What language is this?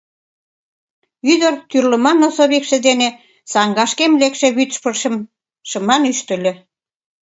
Mari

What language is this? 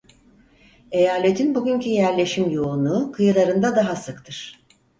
Turkish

